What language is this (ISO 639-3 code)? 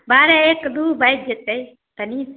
mai